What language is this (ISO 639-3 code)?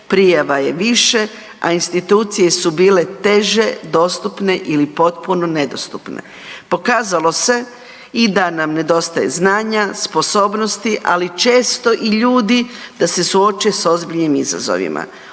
hrv